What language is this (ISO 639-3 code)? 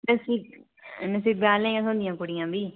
doi